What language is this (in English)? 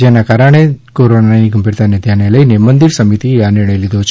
Gujarati